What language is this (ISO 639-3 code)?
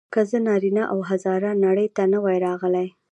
pus